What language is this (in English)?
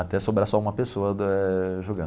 Portuguese